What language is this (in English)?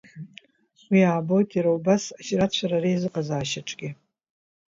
Abkhazian